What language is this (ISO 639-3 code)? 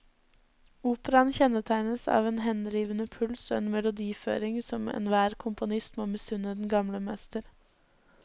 nor